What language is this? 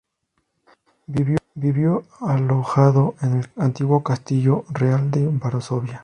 Spanish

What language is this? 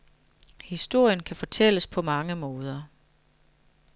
Danish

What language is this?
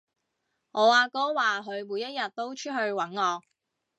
Cantonese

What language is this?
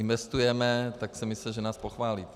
Czech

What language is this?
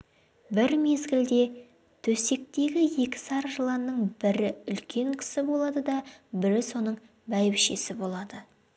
Kazakh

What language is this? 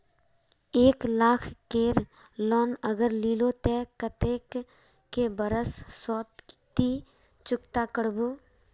Magahi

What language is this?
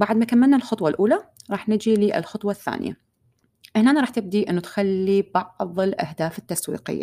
Arabic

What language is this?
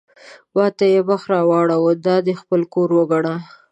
Pashto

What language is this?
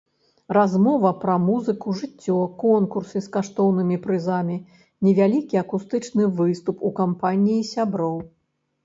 Belarusian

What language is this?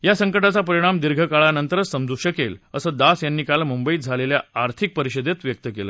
Marathi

